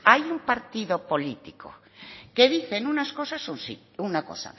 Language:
Spanish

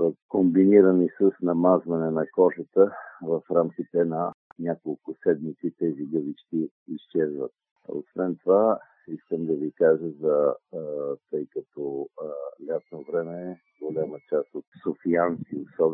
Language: Bulgarian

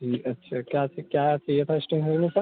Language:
Hindi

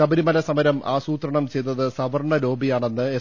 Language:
Malayalam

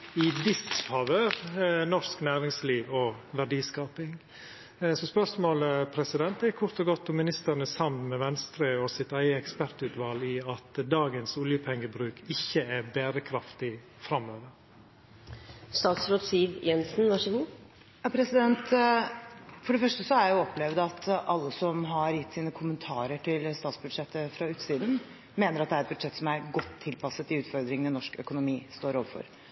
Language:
Norwegian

